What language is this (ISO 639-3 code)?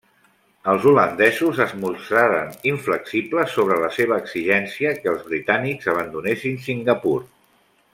cat